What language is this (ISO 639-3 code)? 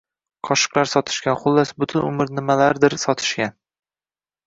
uzb